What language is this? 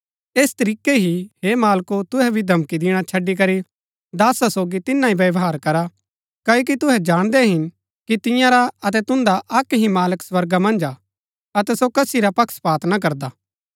Gaddi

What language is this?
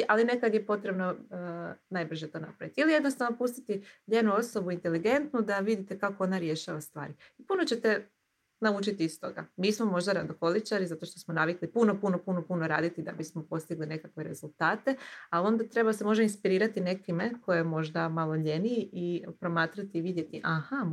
Croatian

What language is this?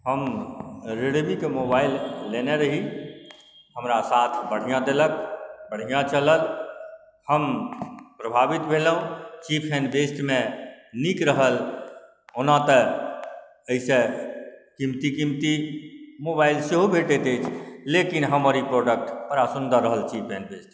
Maithili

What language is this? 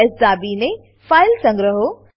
Gujarati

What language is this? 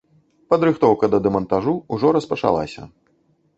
Belarusian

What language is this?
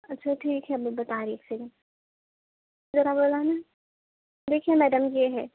Urdu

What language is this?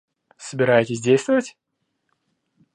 Russian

